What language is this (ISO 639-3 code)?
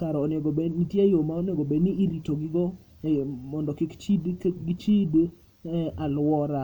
luo